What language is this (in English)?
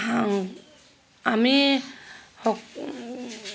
Assamese